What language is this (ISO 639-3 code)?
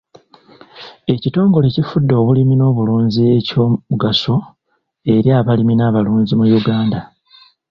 lug